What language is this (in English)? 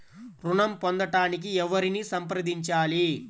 Telugu